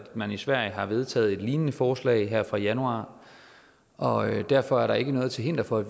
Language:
Danish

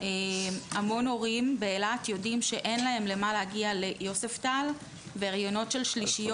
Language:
Hebrew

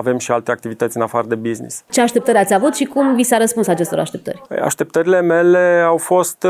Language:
Romanian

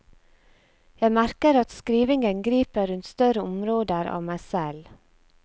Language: Norwegian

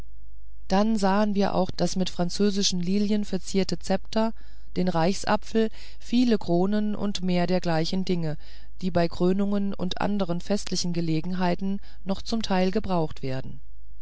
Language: German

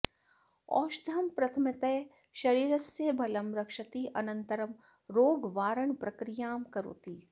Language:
Sanskrit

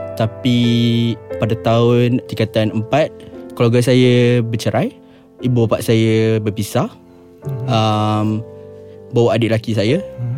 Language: Malay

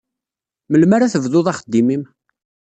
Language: Kabyle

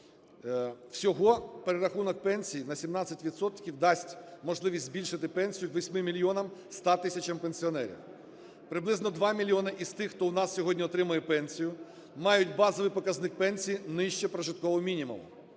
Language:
Ukrainian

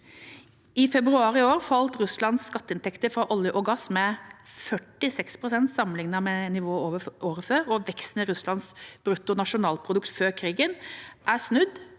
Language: Norwegian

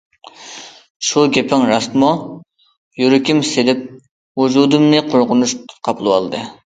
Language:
Uyghur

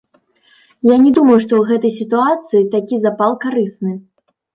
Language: Belarusian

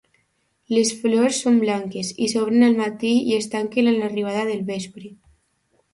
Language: Catalan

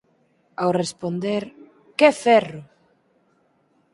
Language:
Galician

